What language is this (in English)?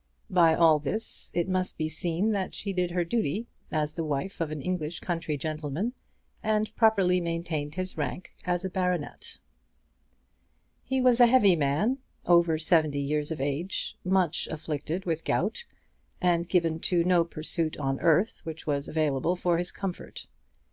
English